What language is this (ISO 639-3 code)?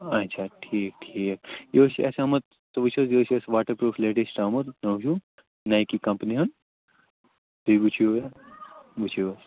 kas